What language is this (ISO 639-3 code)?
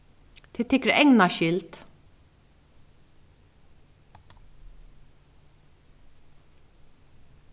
fao